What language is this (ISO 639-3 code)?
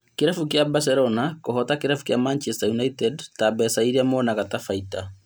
kik